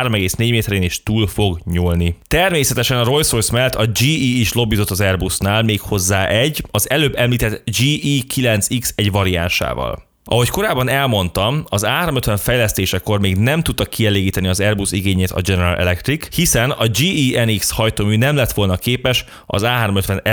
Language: Hungarian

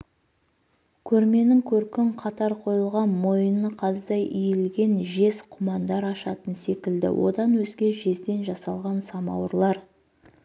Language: Kazakh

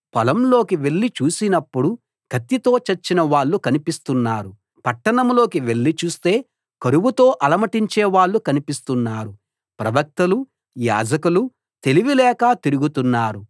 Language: Telugu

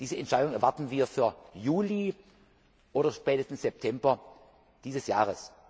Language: German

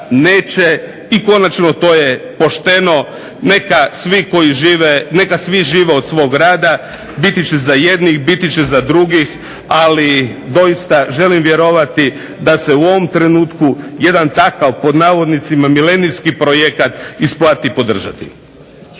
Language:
Croatian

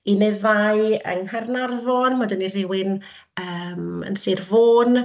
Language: Welsh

